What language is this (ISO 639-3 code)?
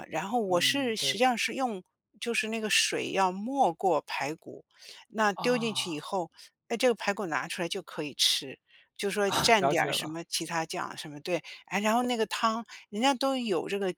zho